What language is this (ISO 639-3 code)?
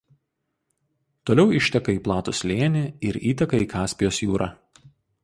lit